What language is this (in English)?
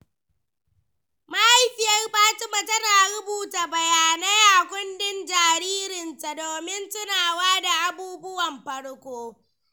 Hausa